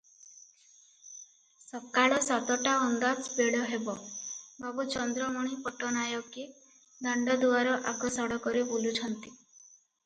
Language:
Odia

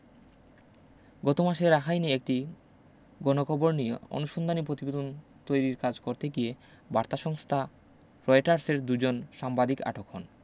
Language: Bangla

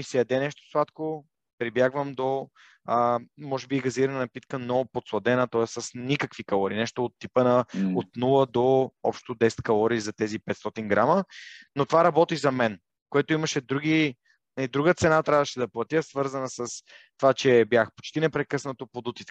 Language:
Bulgarian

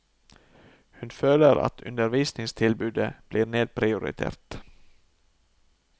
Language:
Norwegian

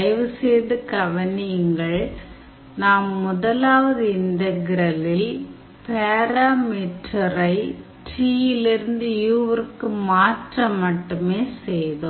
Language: Tamil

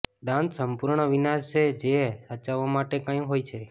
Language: Gujarati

